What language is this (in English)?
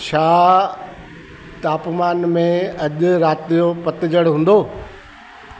Sindhi